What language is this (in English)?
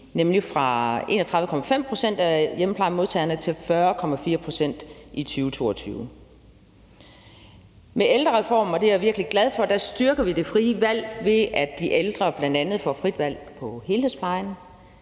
Danish